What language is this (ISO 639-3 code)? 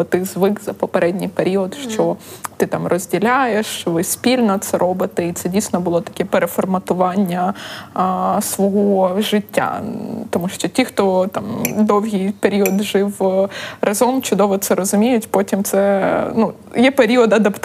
ukr